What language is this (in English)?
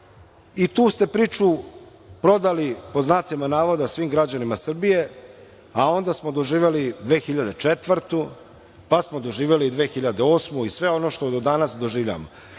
Serbian